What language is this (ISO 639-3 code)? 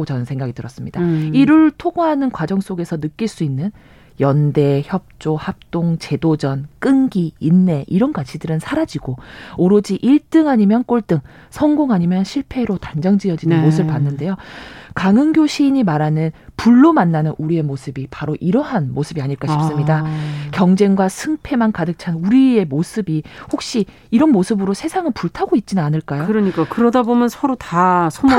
kor